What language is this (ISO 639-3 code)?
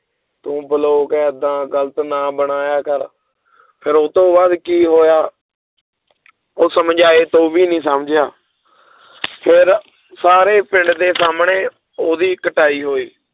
pan